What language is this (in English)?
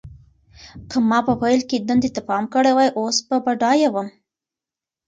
Pashto